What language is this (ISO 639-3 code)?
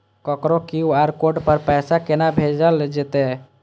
mai